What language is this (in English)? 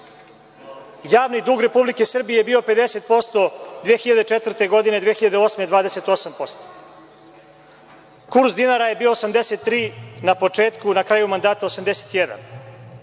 Serbian